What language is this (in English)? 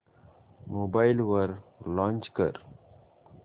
Marathi